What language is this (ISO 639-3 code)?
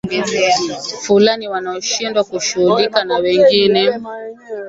swa